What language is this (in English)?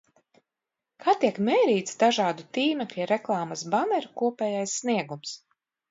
Latvian